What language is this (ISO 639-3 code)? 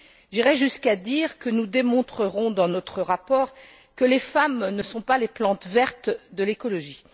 fra